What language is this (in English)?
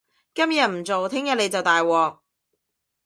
Cantonese